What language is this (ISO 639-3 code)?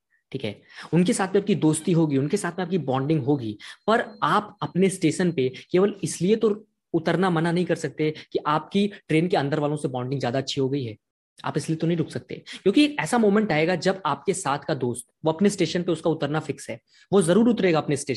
hin